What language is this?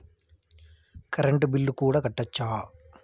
Telugu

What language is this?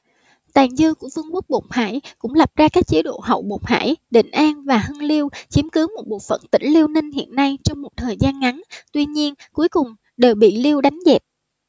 Vietnamese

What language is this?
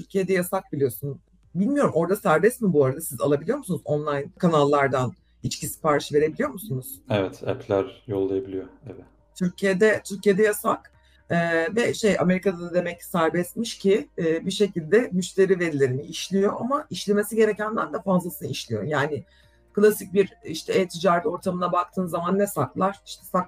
Turkish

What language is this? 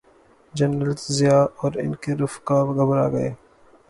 Urdu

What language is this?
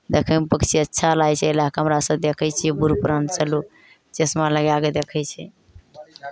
Maithili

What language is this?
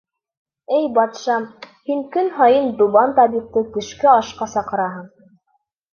Bashkir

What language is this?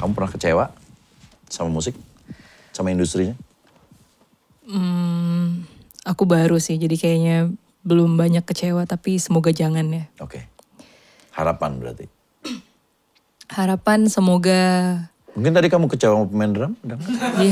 Indonesian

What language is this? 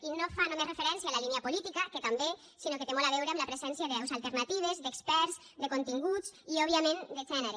Catalan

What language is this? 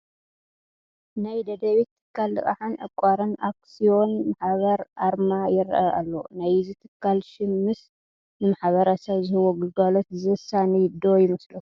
Tigrinya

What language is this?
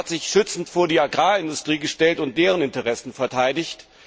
German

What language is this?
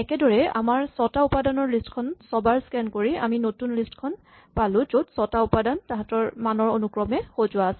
Assamese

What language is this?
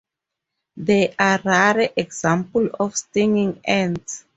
English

